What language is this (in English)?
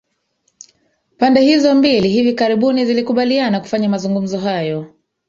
Swahili